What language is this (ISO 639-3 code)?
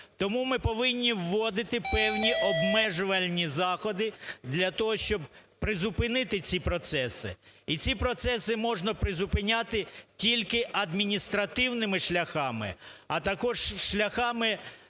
ukr